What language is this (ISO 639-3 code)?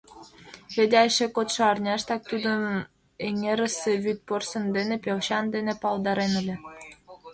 chm